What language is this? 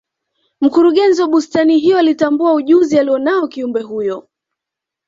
Swahili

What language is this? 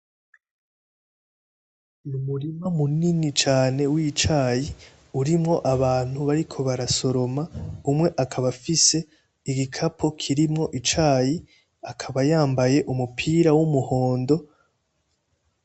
Rundi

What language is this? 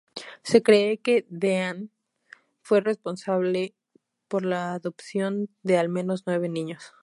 Spanish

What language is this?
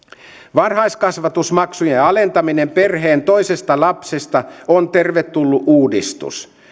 Finnish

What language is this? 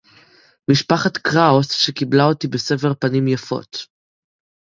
Hebrew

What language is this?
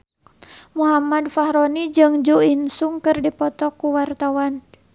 Sundanese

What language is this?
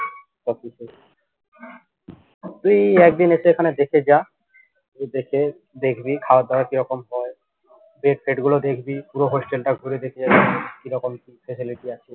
Bangla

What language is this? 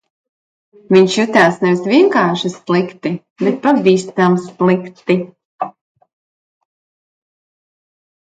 Latvian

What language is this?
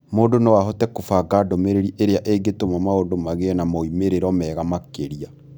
Kikuyu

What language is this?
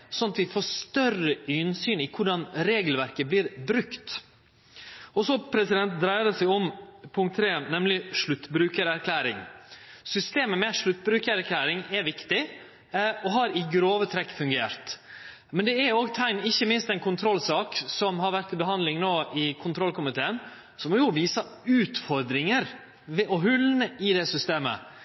Norwegian Nynorsk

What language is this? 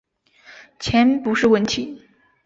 Chinese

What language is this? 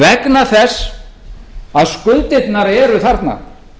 Icelandic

